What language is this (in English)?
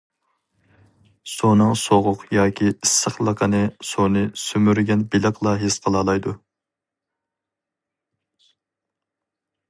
Uyghur